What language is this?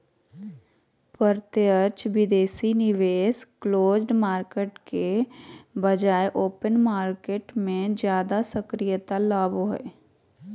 Magahi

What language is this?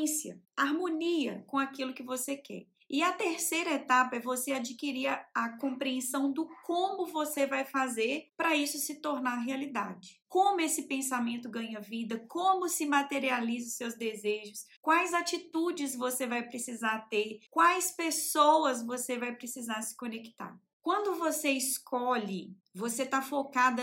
Portuguese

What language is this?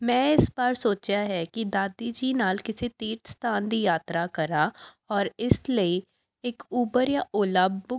Punjabi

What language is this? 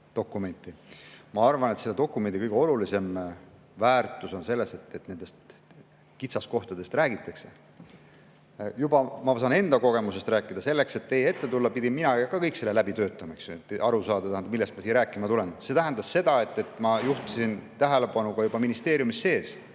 Estonian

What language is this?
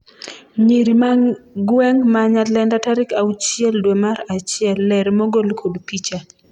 Luo (Kenya and Tanzania)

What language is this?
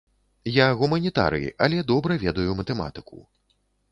Belarusian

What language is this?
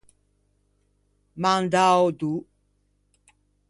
Ligurian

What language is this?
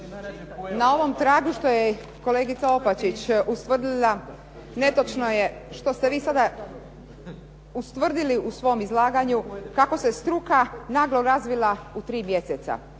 Croatian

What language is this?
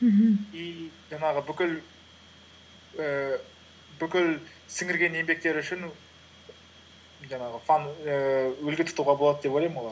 Kazakh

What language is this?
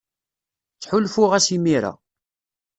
Kabyle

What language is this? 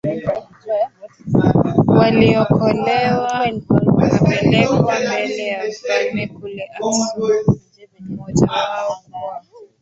Swahili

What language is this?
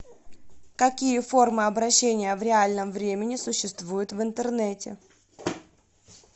Russian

